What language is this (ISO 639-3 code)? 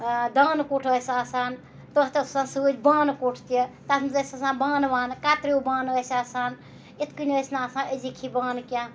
kas